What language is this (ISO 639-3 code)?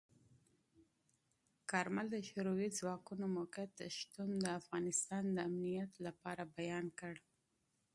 pus